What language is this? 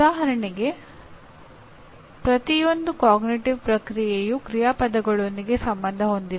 Kannada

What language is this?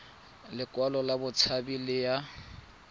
Tswana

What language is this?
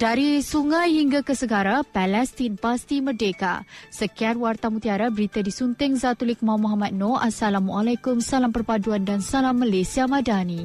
Malay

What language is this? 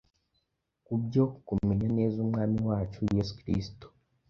Kinyarwanda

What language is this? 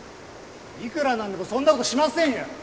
Japanese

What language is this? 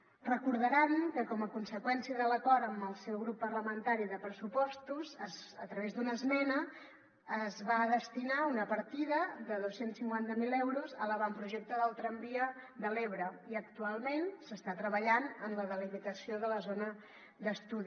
Catalan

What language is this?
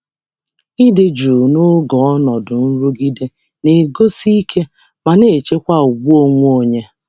Igbo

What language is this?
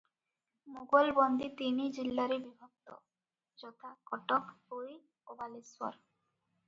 Odia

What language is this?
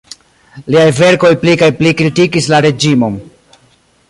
Esperanto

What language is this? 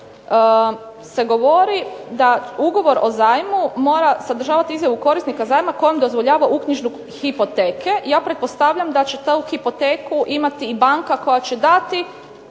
Croatian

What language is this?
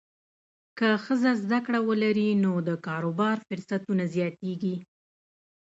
Pashto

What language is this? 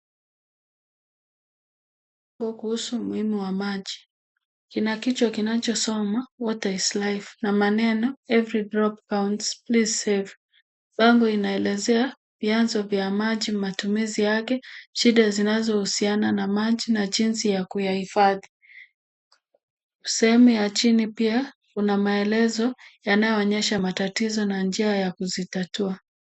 Swahili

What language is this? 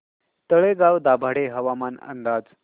Marathi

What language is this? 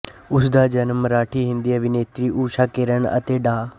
Punjabi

